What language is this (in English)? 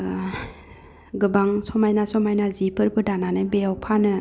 Bodo